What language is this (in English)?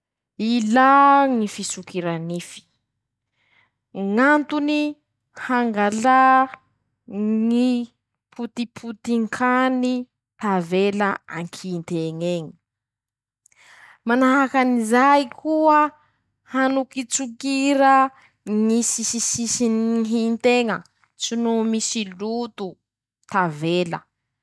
Masikoro Malagasy